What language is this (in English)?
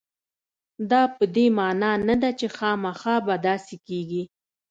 Pashto